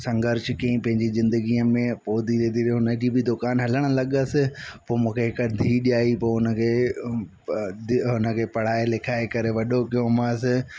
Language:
Sindhi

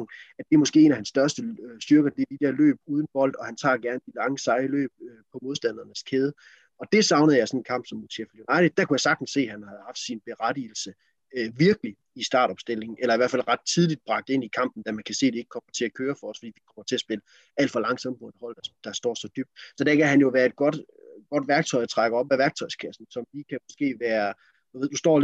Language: Danish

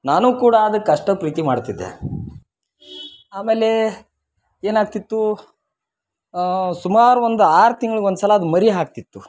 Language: Kannada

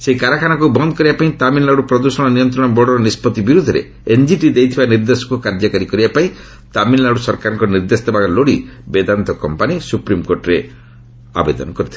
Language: Odia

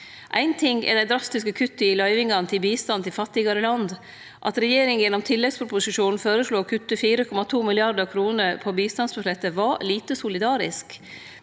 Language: Norwegian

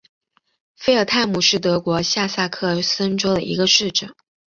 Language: Chinese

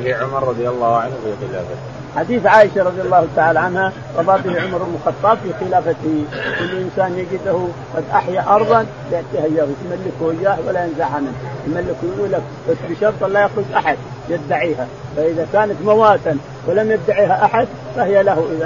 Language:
Arabic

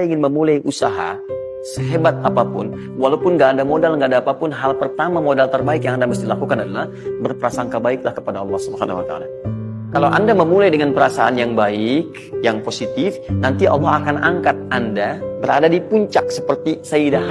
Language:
Indonesian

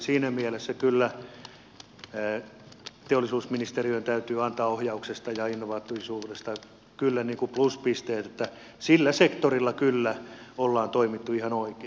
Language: Finnish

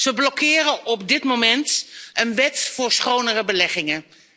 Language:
Dutch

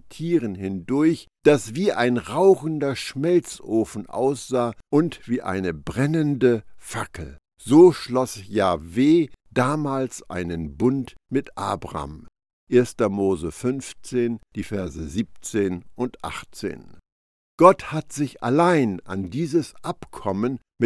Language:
German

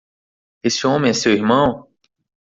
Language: Portuguese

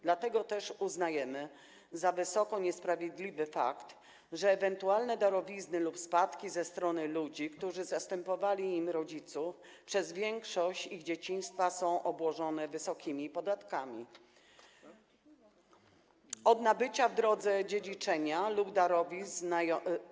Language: Polish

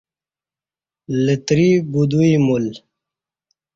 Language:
Kati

